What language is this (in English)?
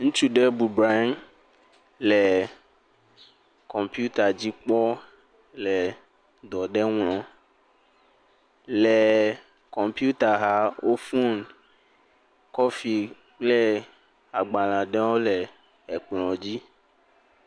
Ewe